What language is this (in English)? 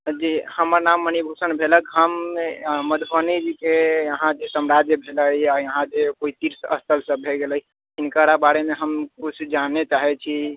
Maithili